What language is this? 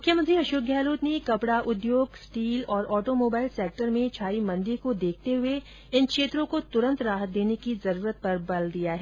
Hindi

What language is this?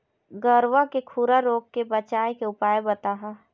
Chhattisgarhi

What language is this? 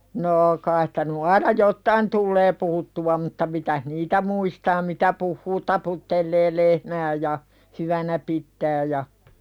Finnish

